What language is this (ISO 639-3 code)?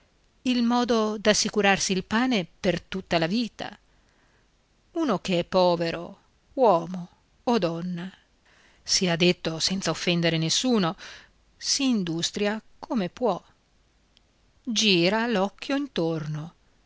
ita